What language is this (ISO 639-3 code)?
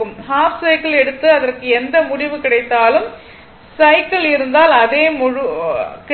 tam